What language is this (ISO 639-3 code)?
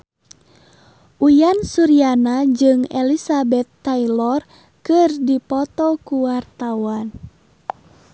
sun